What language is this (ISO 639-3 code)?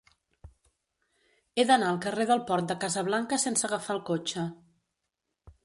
cat